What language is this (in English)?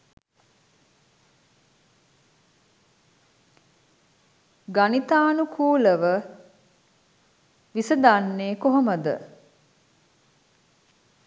Sinhala